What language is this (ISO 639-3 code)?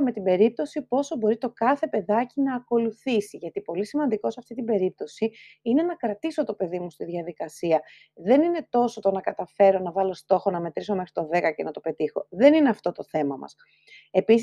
ell